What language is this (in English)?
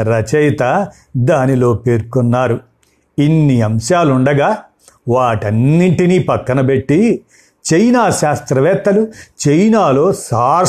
Telugu